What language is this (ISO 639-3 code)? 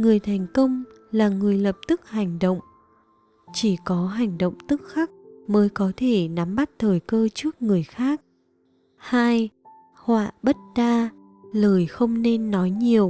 vie